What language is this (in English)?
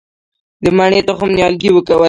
Pashto